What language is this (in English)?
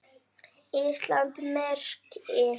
Icelandic